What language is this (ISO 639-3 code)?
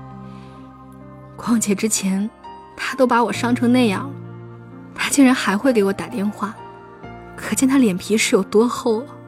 zho